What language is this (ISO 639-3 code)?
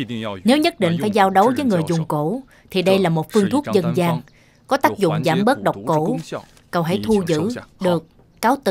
vie